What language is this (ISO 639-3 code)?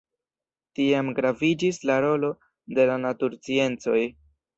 epo